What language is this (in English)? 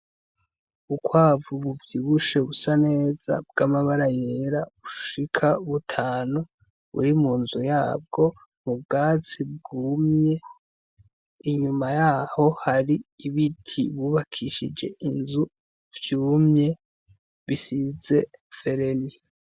Rundi